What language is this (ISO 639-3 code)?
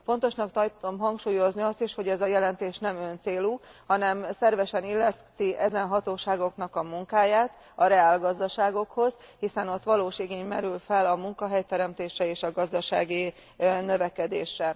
hun